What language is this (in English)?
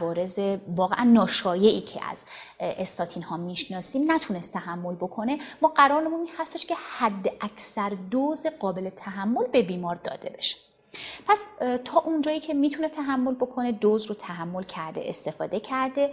Persian